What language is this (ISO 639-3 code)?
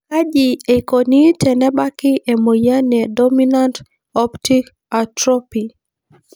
mas